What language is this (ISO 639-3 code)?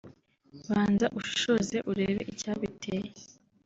kin